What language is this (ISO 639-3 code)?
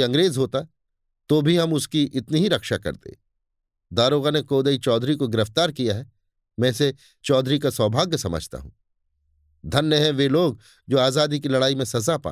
hin